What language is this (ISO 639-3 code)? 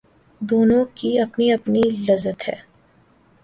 urd